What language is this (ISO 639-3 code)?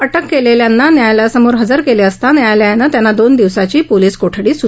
mar